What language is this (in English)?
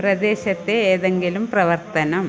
Malayalam